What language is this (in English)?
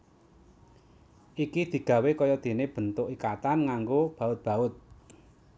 Javanese